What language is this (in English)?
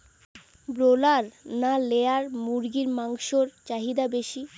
Bangla